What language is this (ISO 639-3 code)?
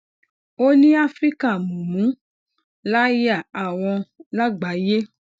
yor